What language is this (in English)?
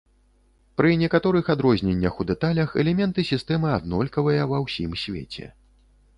Belarusian